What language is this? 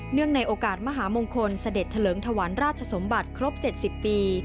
Thai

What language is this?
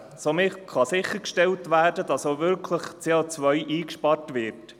Swiss German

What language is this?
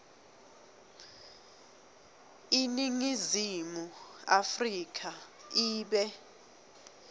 Swati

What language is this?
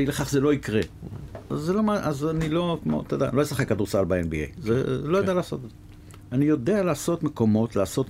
Hebrew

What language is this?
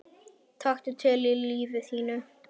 Icelandic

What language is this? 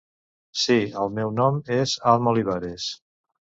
Catalan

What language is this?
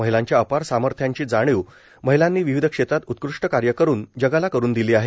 Marathi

